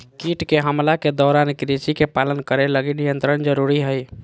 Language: Magahi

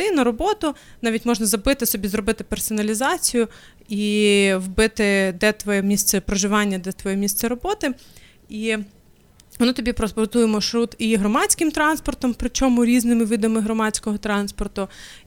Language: Ukrainian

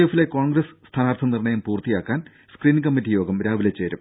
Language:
Malayalam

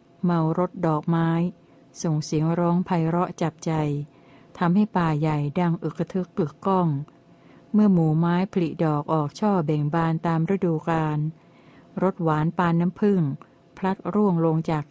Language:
Thai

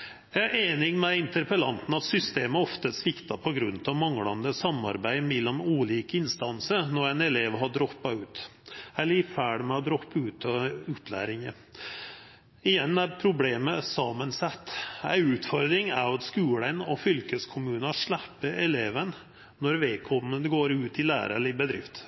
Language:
Norwegian Nynorsk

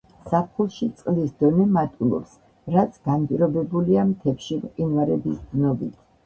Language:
Georgian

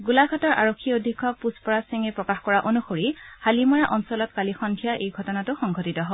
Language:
Assamese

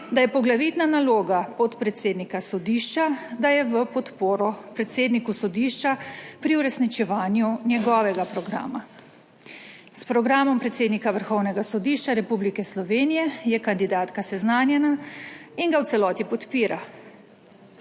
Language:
Slovenian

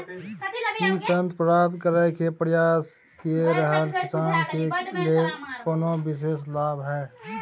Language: Maithili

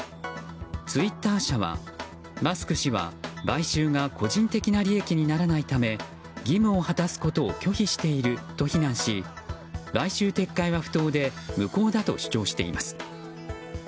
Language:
Japanese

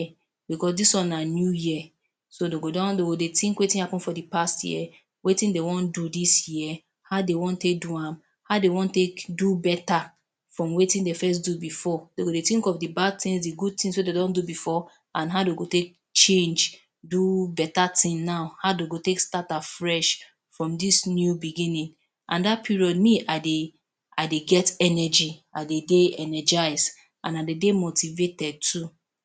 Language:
Nigerian Pidgin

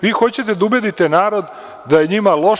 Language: Serbian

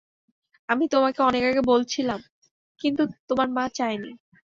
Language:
Bangla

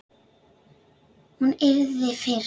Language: Icelandic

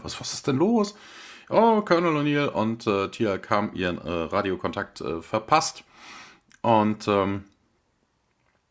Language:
German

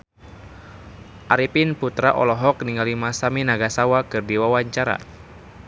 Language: Sundanese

